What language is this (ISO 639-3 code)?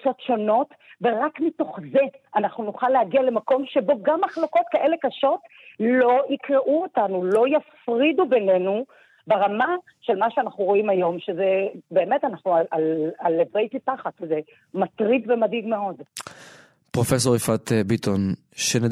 heb